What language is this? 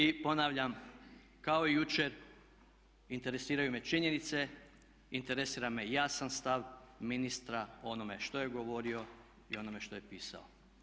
Croatian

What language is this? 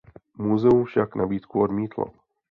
Czech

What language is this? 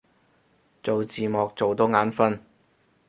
Cantonese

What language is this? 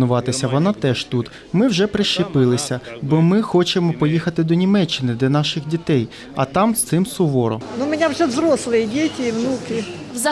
Ukrainian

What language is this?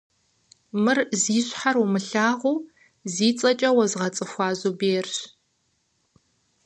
Kabardian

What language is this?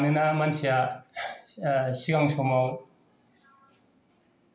Bodo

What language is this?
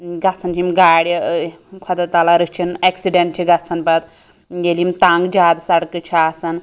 Kashmiri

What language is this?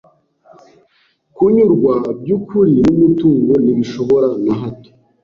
Kinyarwanda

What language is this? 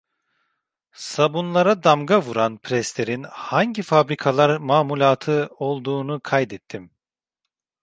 Turkish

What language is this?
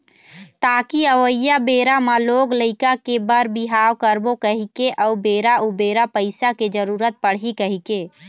Chhattisgarhi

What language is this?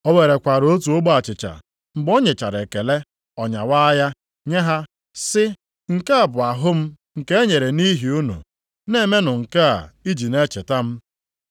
Igbo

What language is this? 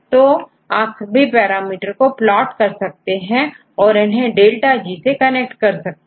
Hindi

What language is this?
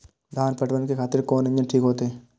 Maithili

